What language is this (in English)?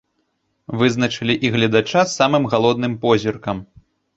Belarusian